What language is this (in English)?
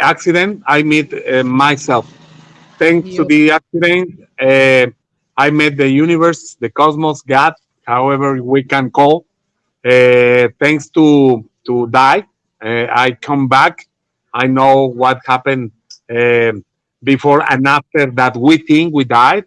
English